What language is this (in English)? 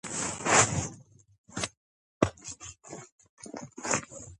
Georgian